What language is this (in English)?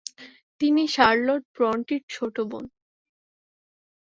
Bangla